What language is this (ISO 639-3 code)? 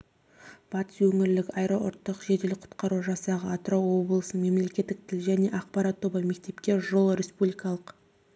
kaz